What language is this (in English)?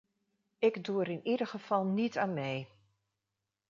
Dutch